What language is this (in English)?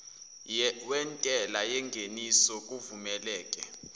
Zulu